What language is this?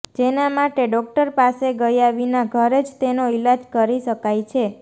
Gujarati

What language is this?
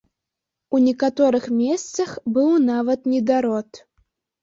Belarusian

